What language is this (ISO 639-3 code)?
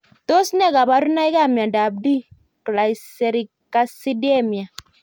kln